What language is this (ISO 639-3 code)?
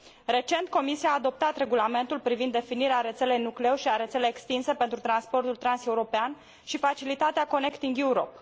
ron